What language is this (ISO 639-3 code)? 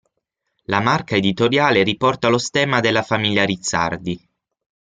ita